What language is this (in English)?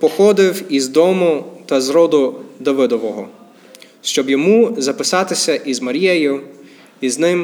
Ukrainian